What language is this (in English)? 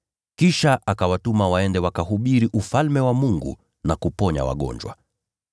Swahili